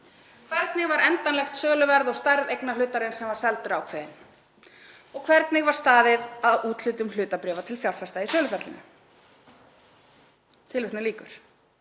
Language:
Icelandic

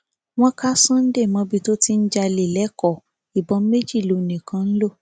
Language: Yoruba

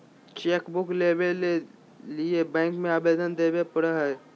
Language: Magahi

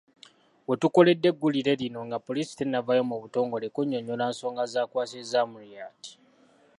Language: Ganda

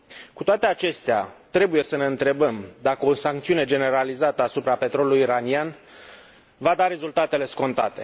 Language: Romanian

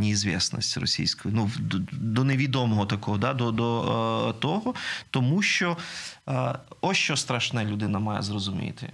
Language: Ukrainian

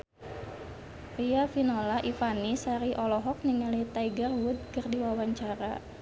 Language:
Sundanese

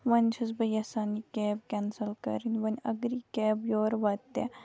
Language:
Kashmiri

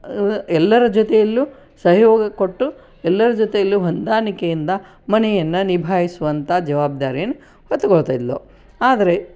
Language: Kannada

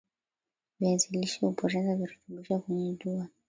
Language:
Swahili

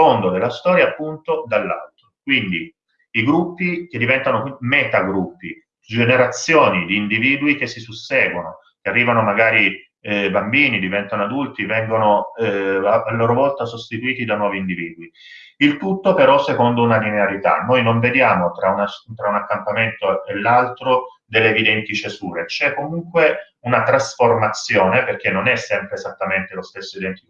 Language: Italian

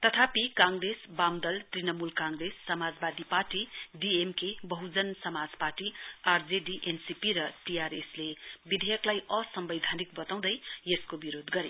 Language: Nepali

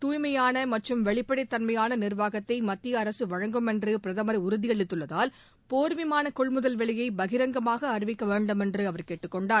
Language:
Tamil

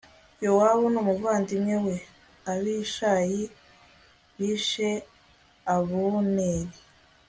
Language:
Kinyarwanda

